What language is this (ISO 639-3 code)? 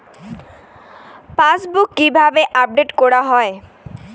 ben